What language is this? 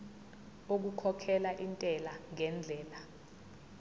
Zulu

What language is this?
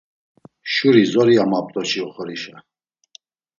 Laz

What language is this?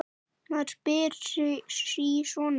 Icelandic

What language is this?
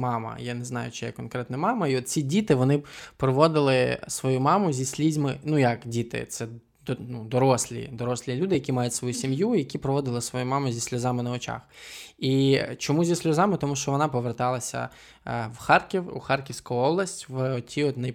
Ukrainian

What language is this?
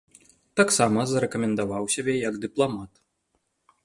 Belarusian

